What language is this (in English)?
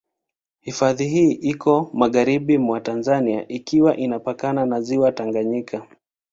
Swahili